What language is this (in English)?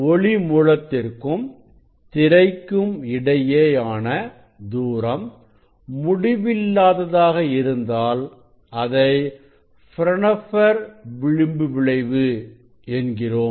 Tamil